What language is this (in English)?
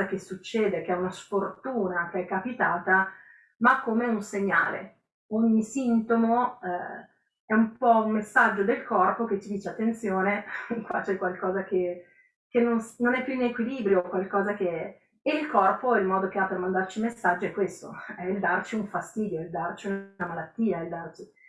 Italian